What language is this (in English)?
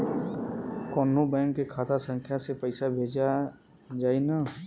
Bhojpuri